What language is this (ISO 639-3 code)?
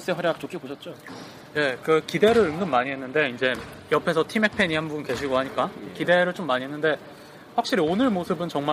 kor